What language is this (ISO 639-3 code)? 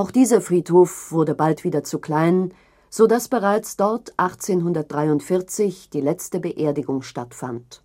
deu